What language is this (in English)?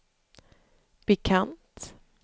Swedish